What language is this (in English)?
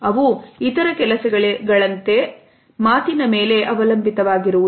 Kannada